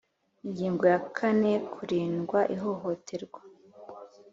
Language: Kinyarwanda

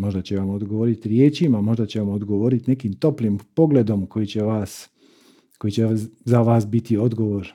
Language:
Croatian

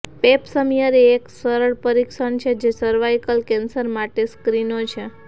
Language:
Gujarati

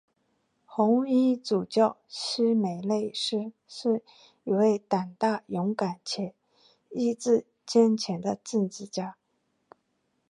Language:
Chinese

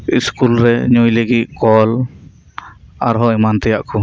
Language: Santali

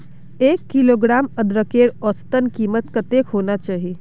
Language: Magahi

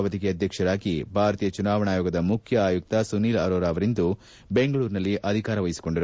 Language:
Kannada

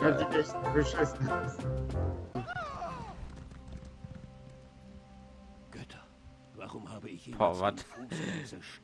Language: German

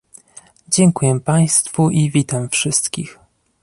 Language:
Polish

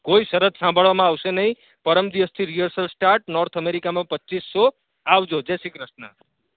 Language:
Gujarati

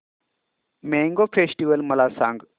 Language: Marathi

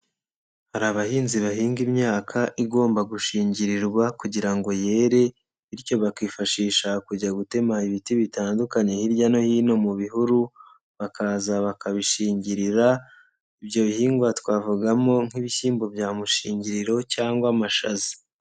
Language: Kinyarwanda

